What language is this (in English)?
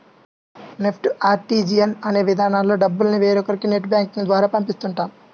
Telugu